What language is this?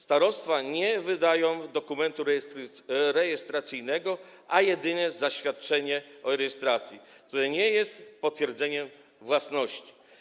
Polish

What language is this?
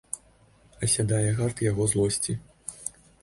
Belarusian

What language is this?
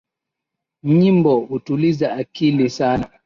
Swahili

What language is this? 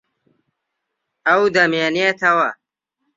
Central Kurdish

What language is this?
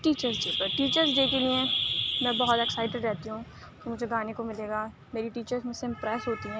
Urdu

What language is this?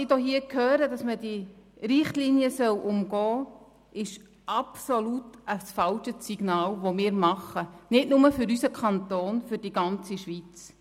Swiss German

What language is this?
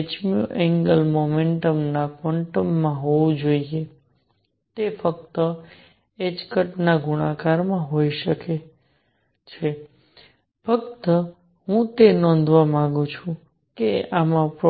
Gujarati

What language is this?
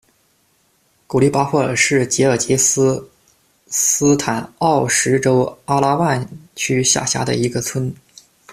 Chinese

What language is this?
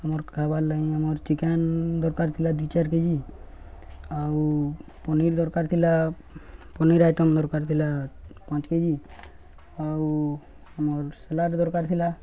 Odia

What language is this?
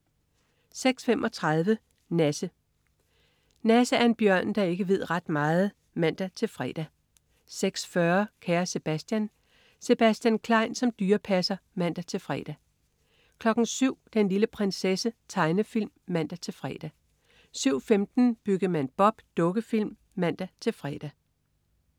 Danish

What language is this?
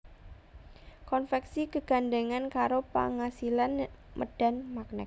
Javanese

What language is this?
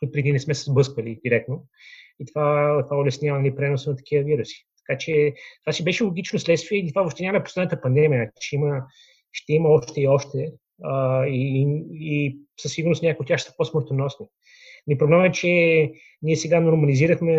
Bulgarian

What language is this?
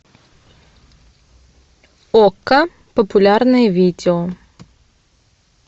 Russian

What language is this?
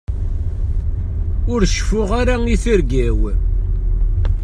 Kabyle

